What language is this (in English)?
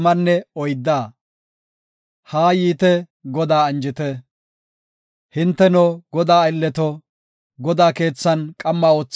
Gofa